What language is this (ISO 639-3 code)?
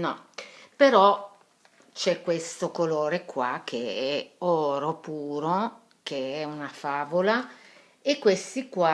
ita